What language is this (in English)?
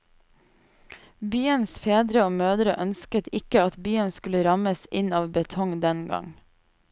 Norwegian